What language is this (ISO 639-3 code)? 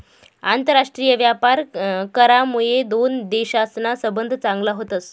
mar